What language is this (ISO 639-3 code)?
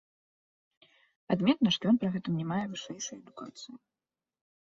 bel